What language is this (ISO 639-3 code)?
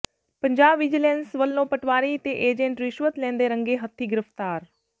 pan